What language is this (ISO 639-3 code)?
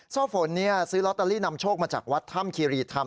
tha